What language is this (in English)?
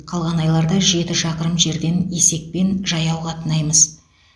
Kazakh